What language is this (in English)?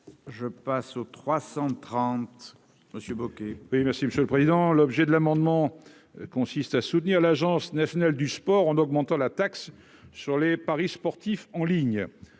French